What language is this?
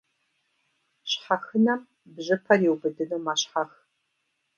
Kabardian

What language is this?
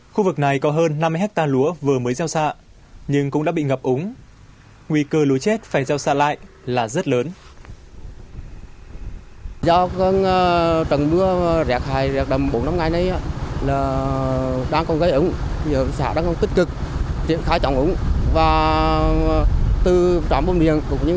Vietnamese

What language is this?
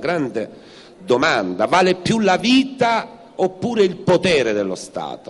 Italian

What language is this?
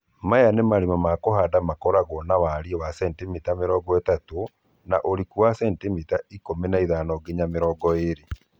Kikuyu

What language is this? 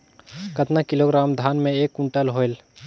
Chhattisgarhi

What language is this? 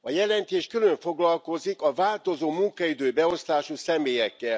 Hungarian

